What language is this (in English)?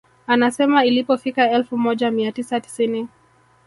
Swahili